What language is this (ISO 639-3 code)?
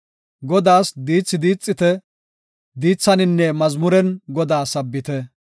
gof